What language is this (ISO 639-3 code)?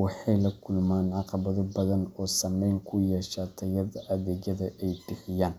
som